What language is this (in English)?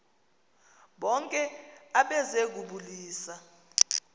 Xhosa